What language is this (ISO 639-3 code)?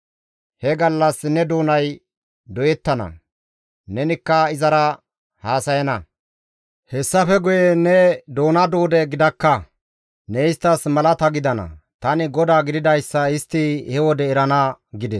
gmv